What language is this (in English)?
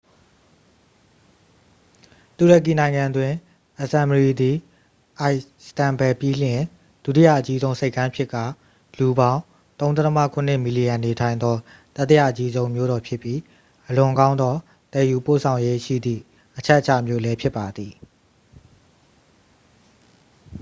Burmese